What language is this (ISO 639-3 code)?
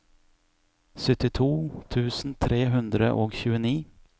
nor